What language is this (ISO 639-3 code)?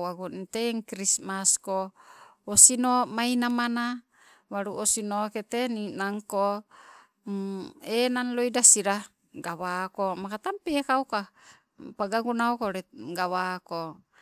nco